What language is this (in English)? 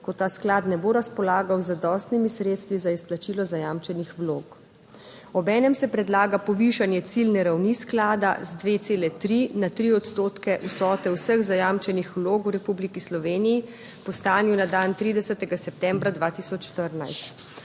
Slovenian